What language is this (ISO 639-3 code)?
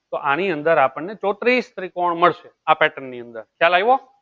guj